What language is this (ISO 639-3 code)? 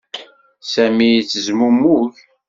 kab